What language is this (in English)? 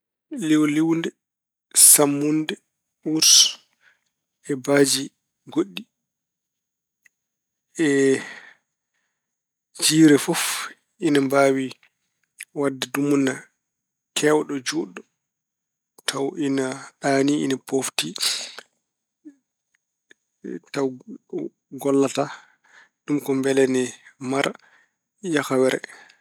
Fula